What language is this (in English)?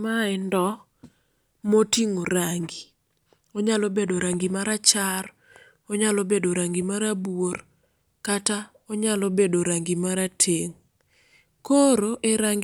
Luo (Kenya and Tanzania)